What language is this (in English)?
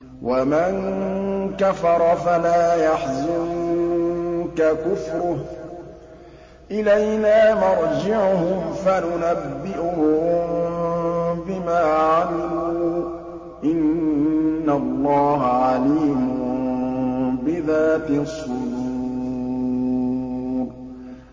Arabic